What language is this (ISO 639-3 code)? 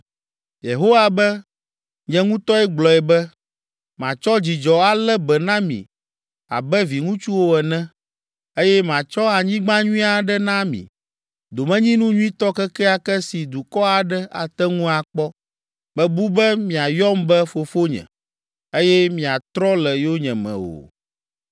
ewe